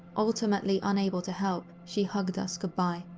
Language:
English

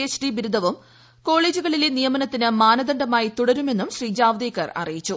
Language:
Malayalam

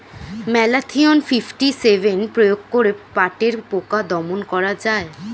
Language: Bangla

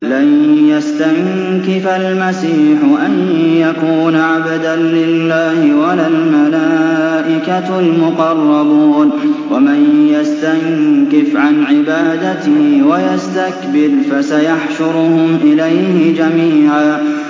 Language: Arabic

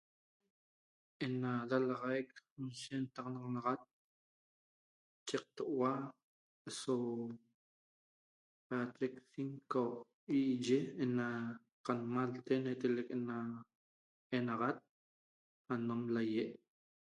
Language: Toba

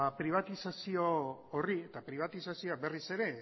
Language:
Basque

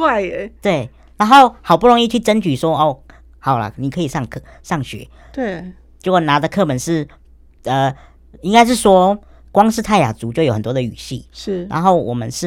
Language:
Chinese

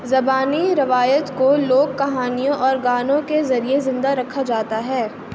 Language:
Urdu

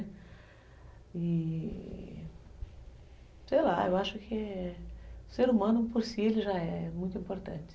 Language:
Portuguese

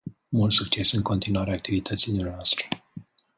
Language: Romanian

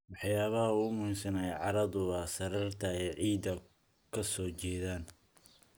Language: Somali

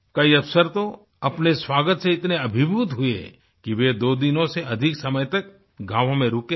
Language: Hindi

